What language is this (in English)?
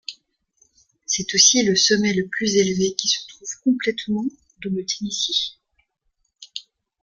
French